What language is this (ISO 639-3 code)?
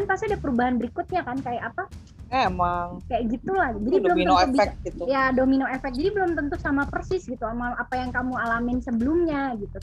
ind